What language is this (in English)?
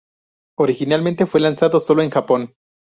Spanish